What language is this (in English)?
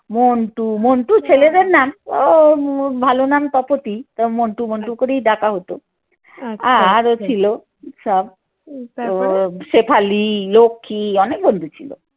Bangla